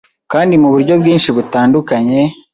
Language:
Kinyarwanda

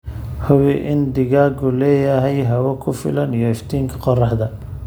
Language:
Somali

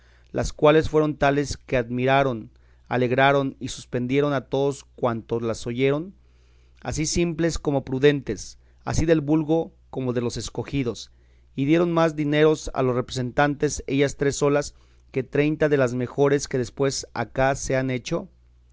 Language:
Spanish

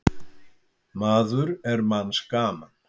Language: Icelandic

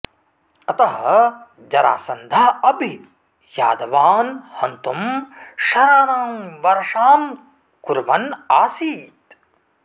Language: Sanskrit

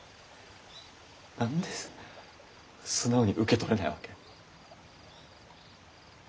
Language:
Japanese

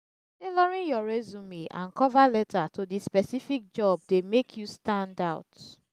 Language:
Nigerian Pidgin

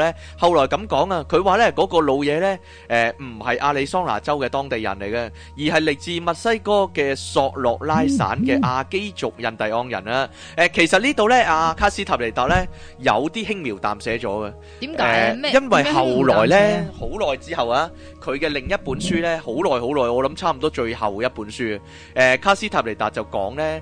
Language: Chinese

